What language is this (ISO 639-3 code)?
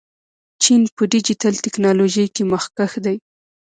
pus